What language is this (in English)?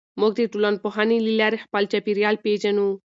Pashto